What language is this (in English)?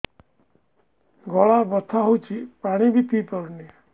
Odia